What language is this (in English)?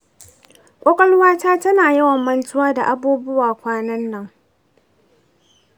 Hausa